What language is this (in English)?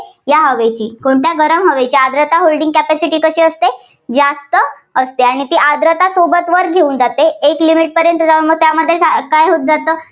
Marathi